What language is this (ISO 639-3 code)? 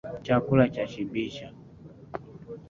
swa